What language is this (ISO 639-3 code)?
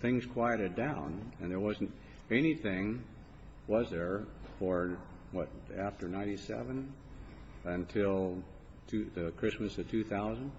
eng